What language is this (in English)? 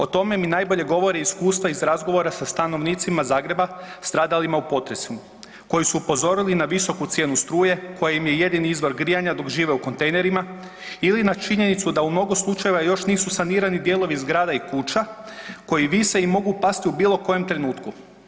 Croatian